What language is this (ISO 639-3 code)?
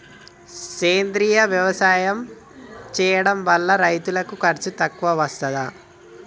tel